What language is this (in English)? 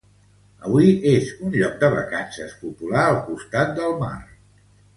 Catalan